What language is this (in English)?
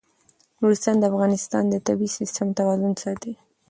Pashto